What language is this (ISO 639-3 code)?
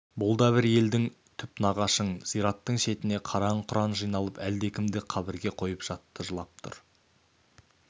kaz